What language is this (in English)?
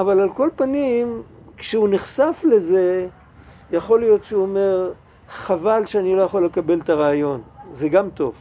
Hebrew